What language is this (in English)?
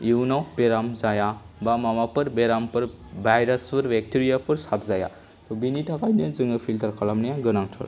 Bodo